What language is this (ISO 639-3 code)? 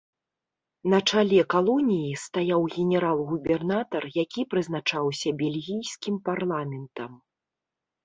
bel